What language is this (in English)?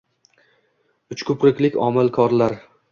Uzbek